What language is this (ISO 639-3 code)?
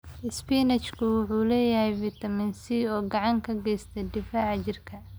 som